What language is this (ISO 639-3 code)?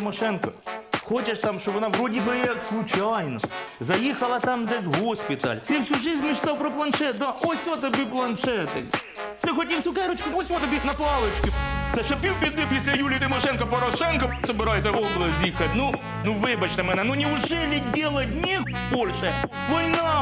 ukr